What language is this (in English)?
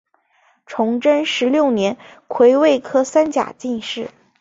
Chinese